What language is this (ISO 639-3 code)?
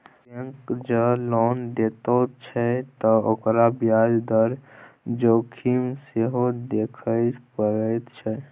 mai